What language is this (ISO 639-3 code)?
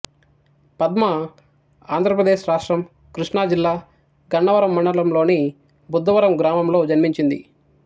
tel